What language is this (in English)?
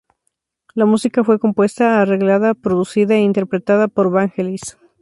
Spanish